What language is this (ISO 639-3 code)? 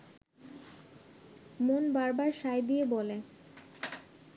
ben